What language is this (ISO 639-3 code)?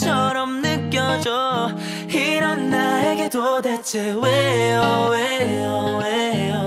kor